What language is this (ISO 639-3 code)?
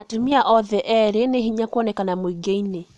kik